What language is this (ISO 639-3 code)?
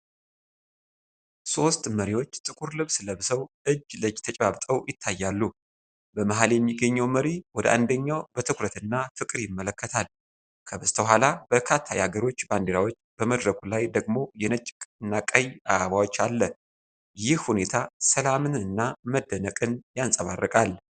amh